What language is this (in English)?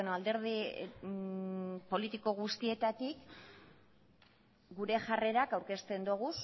Basque